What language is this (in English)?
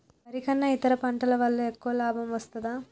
Telugu